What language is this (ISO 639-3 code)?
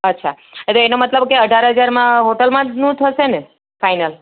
guj